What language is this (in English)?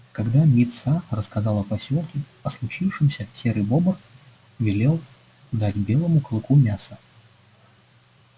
Russian